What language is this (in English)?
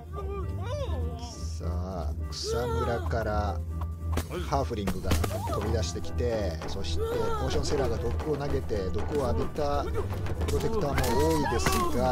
Japanese